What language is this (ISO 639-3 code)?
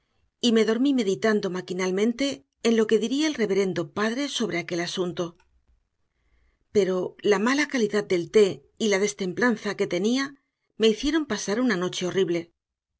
spa